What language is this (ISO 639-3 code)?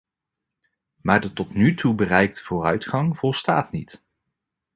nld